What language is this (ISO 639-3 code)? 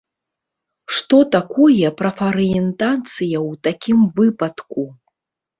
bel